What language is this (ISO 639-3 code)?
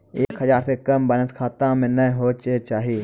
mai